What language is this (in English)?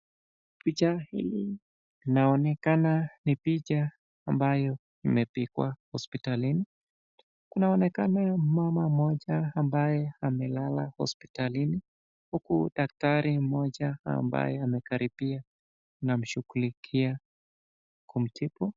Swahili